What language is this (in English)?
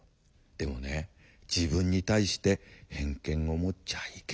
Japanese